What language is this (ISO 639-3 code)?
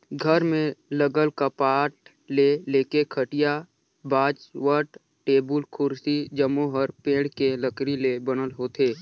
hne